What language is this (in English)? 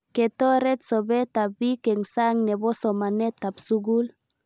Kalenjin